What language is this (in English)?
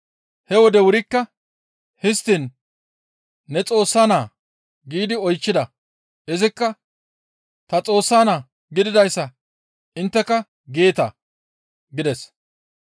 Gamo